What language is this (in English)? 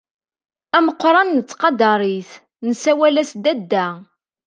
Kabyle